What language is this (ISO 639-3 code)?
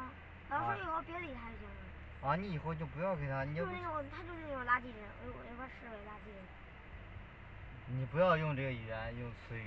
zho